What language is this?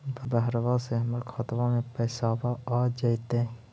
Magahi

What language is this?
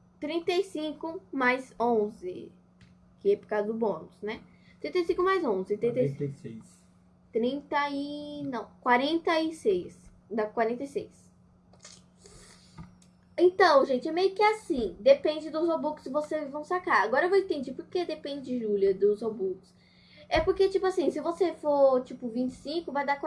Portuguese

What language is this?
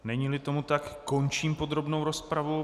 Czech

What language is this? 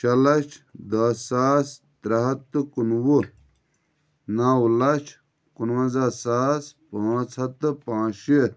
Kashmiri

